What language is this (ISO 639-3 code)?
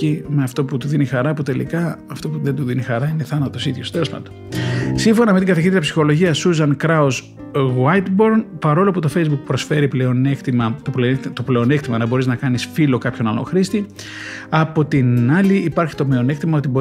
ell